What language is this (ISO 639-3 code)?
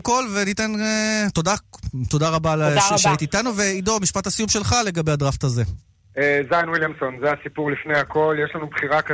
heb